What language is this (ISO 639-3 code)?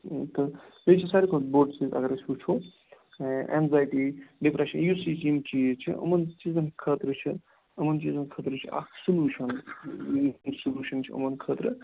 kas